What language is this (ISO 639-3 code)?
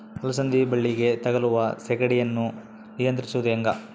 kan